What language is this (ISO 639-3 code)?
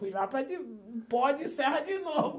por